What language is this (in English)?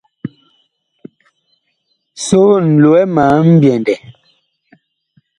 Bakoko